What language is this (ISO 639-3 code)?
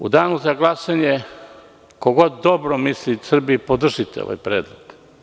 srp